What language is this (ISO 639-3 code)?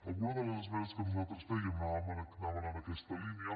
cat